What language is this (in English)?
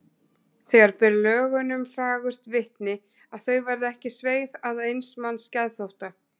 Icelandic